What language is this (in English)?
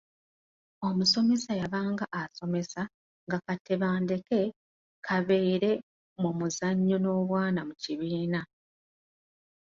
Ganda